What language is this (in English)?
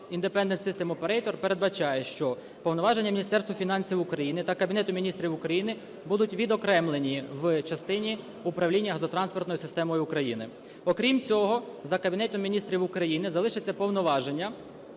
Ukrainian